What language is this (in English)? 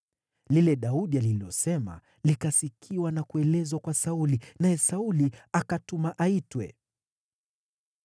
Swahili